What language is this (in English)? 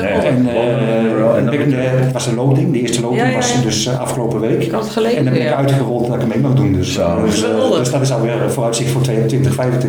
Dutch